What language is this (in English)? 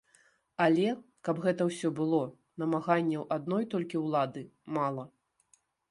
Belarusian